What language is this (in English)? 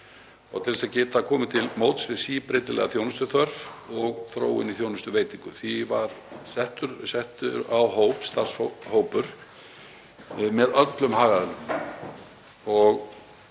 Icelandic